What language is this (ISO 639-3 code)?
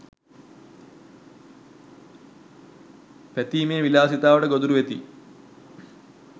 sin